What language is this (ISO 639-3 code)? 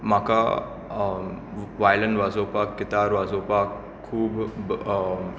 kok